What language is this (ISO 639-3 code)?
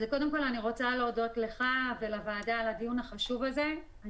heb